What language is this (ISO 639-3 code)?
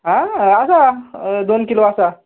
kok